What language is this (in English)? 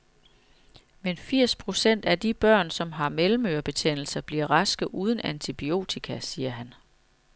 Danish